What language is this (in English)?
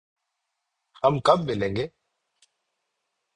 Urdu